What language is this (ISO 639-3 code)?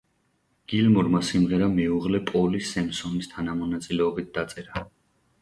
kat